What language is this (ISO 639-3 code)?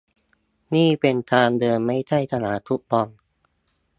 tha